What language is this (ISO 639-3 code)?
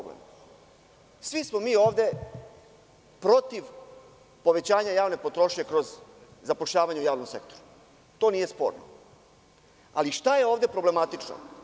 srp